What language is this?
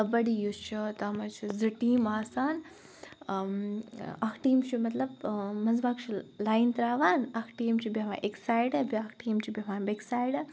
Kashmiri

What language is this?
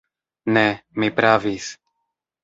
Esperanto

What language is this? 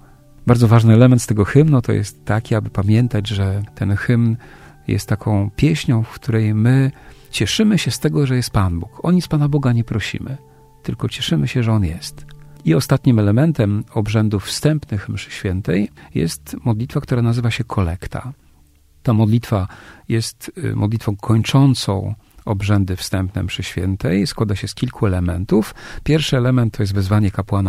Polish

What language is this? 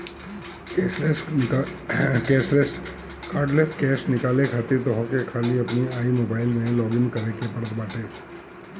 Bhojpuri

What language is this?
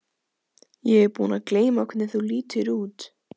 Icelandic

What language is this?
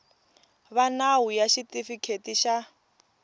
Tsonga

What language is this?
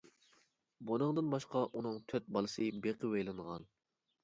Uyghur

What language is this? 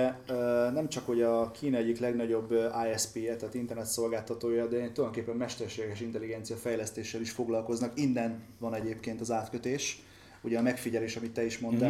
Hungarian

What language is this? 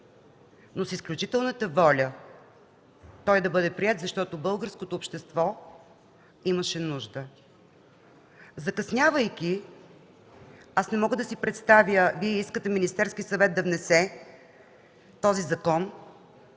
Bulgarian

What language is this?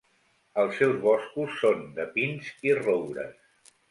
Catalan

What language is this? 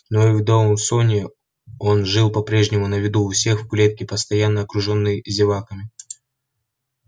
Russian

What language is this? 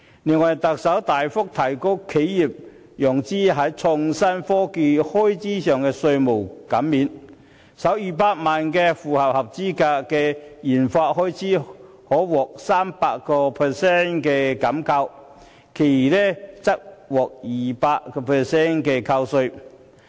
Cantonese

